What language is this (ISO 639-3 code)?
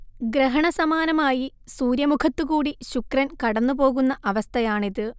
mal